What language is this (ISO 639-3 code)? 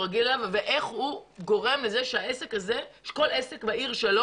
heb